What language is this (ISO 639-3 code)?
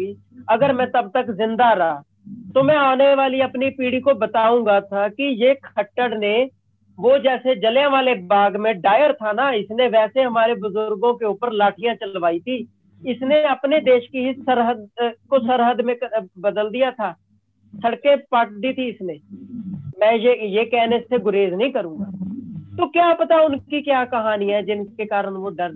hin